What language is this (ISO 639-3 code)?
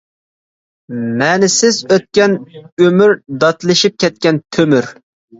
uig